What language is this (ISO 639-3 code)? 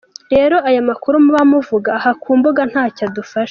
kin